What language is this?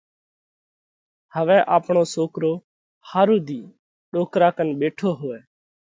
Parkari Koli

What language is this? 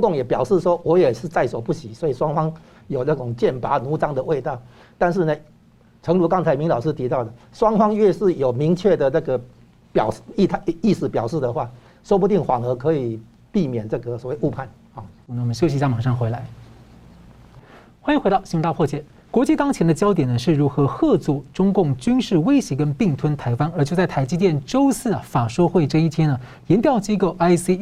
Chinese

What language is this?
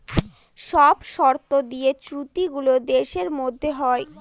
Bangla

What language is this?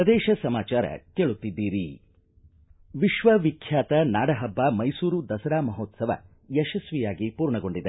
Kannada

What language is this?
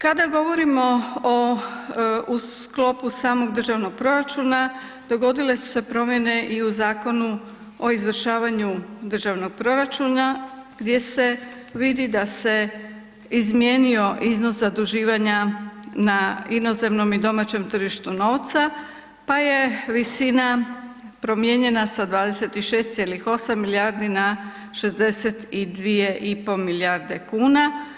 Croatian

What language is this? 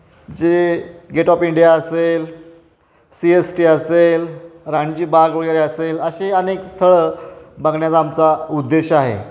Marathi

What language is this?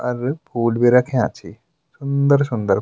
Garhwali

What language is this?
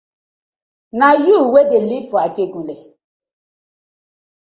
Nigerian Pidgin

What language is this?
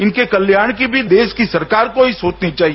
Hindi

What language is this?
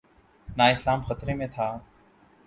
Urdu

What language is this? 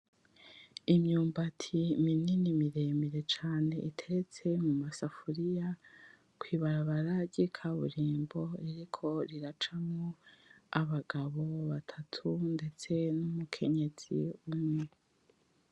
Rundi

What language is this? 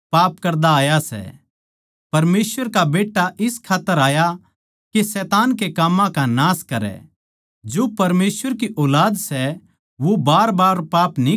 Haryanvi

